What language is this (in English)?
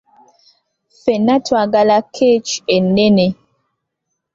Ganda